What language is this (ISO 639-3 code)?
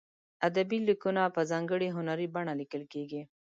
pus